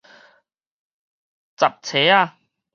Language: Min Nan Chinese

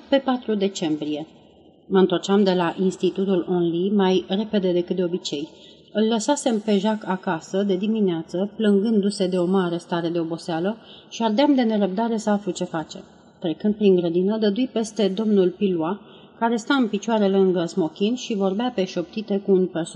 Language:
Romanian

